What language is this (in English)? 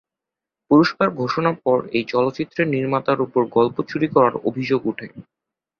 Bangla